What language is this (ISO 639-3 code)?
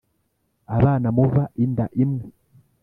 kin